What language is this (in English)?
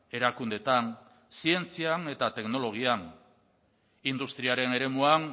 Basque